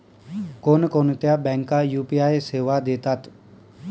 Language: Marathi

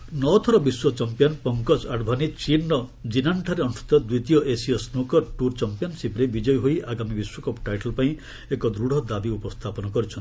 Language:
Odia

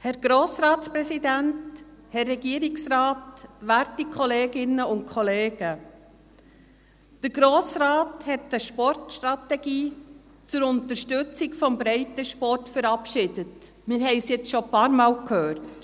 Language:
Swiss German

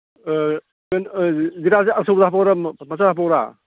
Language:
Manipuri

